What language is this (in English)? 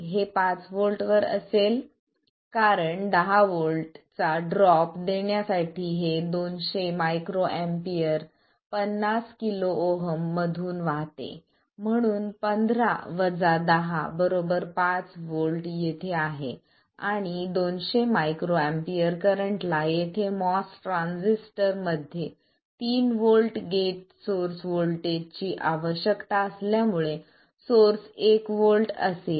Marathi